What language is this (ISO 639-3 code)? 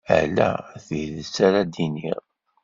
kab